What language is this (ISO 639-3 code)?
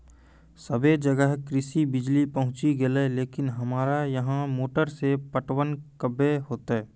mai